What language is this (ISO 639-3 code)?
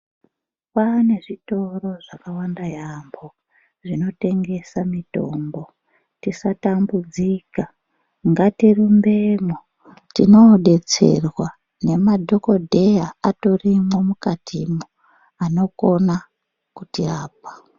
ndc